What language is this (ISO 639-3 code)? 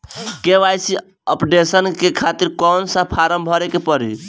bho